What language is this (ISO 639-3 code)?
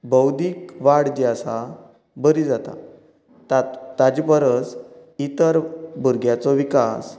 kok